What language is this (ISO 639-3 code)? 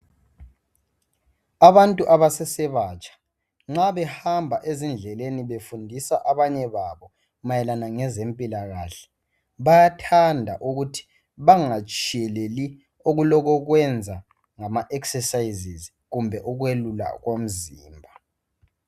nde